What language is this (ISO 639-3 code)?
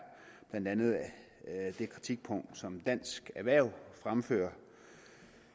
dan